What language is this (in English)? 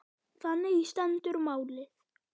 Icelandic